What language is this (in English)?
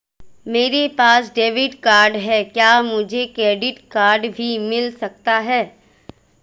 Hindi